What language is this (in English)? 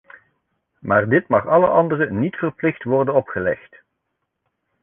Dutch